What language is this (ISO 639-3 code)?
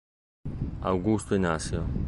ita